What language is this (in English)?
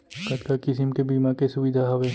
Chhattisgarhi